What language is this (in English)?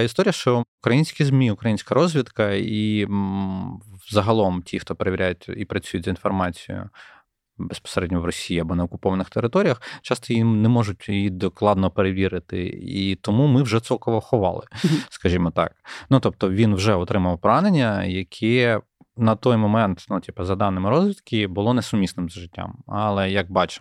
Ukrainian